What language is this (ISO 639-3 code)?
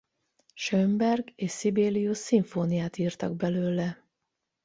hun